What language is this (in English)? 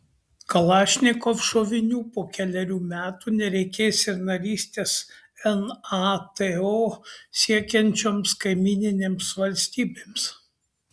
Lithuanian